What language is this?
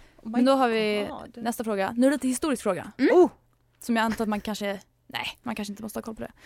Swedish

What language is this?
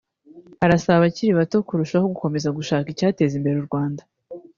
Kinyarwanda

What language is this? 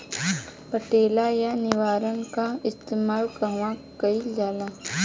Bhojpuri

